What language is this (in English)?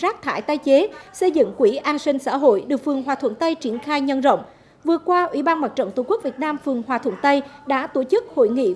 Vietnamese